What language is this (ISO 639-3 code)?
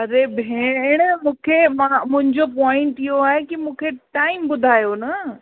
snd